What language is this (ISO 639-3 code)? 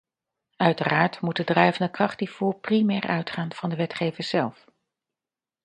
nld